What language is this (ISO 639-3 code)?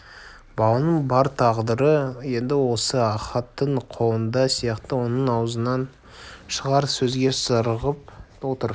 kaz